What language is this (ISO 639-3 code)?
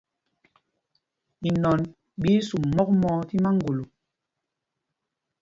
mgg